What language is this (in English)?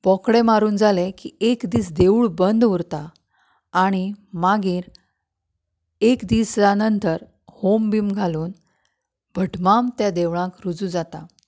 Konkani